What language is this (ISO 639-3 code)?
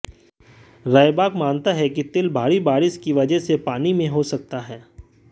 hin